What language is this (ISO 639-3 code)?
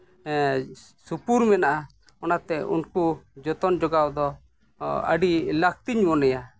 sat